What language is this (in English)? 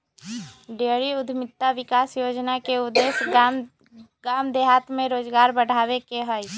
Magahi